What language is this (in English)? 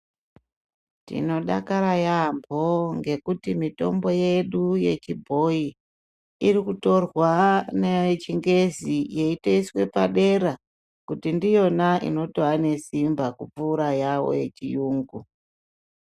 Ndau